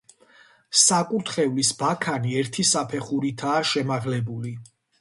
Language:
Georgian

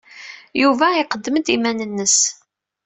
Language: Kabyle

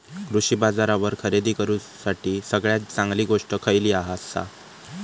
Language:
Marathi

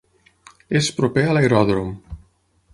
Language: Catalan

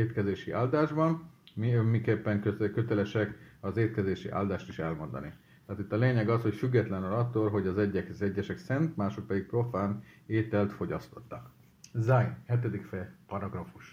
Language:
Hungarian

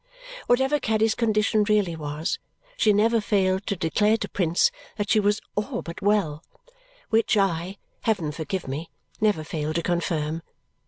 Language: English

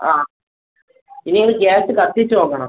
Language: Malayalam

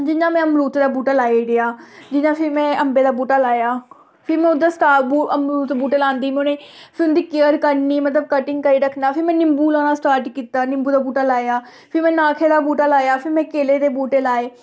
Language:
Dogri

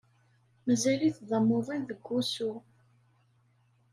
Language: Kabyle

